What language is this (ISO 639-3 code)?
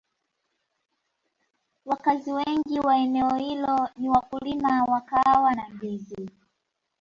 swa